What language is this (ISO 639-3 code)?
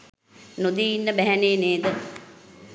sin